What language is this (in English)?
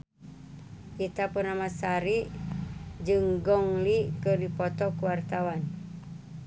Sundanese